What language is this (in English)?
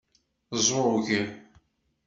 Kabyle